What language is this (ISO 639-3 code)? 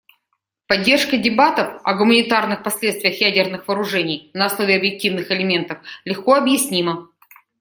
rus